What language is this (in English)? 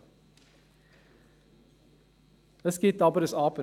Swiss German